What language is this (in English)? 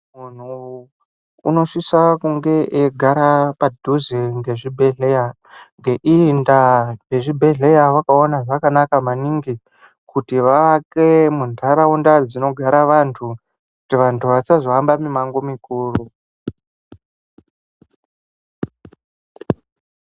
Ndau